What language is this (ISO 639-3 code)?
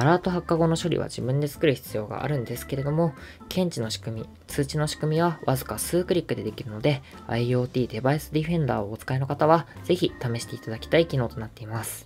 jpn